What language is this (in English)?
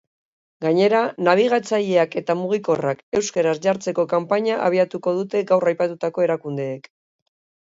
Basque